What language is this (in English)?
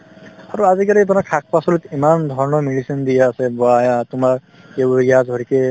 Assamese